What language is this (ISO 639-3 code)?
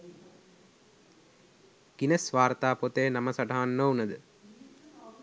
sin